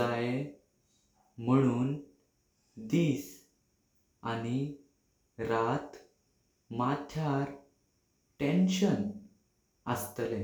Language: Konkani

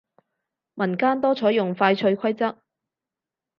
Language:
Cantonese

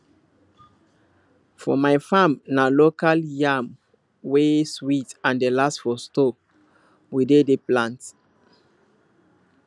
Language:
Nigerian Pidgin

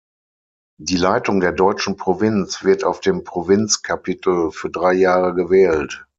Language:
German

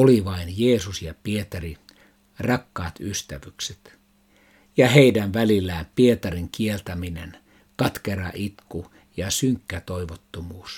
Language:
Finnish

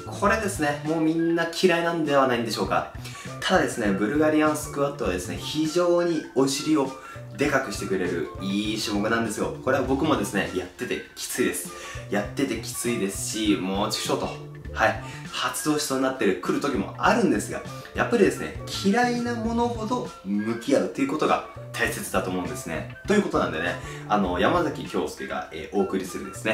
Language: Japanese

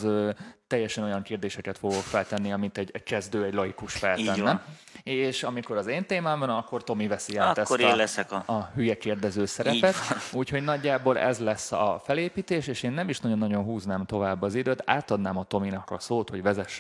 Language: Hungarian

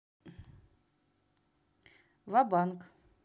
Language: Russian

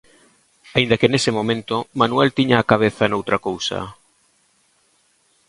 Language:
Galician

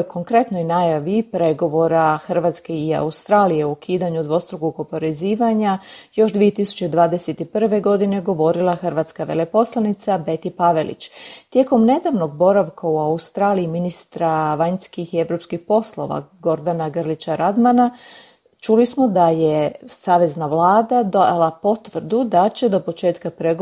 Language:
Croatian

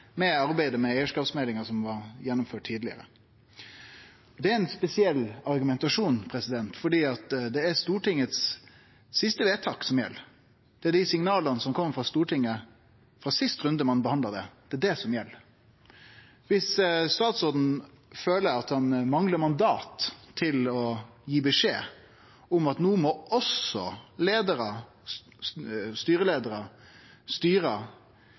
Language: Norwegian Nynorsk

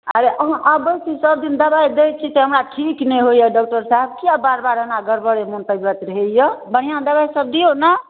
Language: Maithili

